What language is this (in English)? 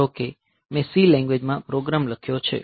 Gujarati